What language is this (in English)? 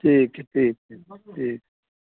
Maithili